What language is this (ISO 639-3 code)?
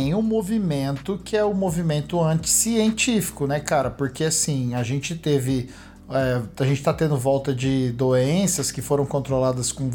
por